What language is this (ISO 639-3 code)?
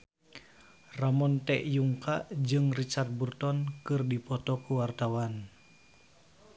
sun